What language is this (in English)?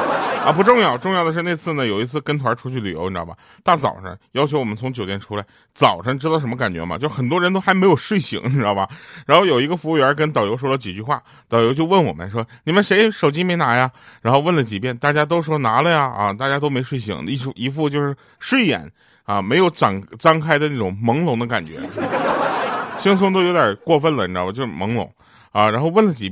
Chinese